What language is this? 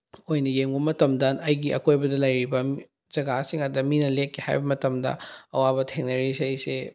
Manipuri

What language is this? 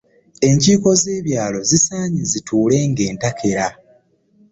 Ganda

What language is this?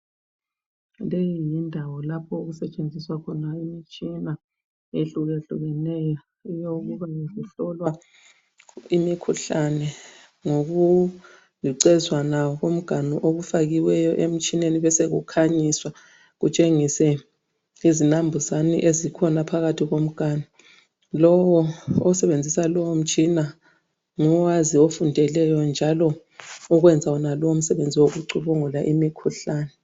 North Ndebele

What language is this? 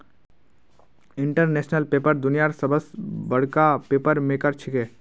Magahi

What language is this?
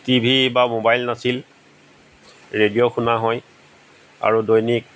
Assamese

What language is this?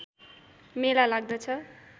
Nepali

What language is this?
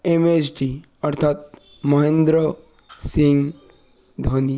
Bangla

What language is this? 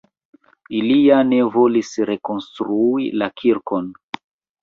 Esperanto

